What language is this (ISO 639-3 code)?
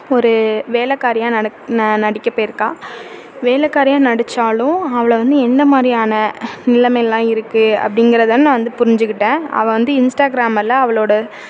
tam